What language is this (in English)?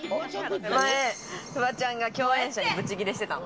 Japanese